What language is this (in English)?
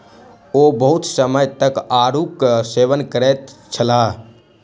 Maithili